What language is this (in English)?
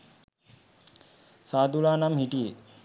Sinhala